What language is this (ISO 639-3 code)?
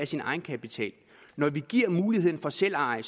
dan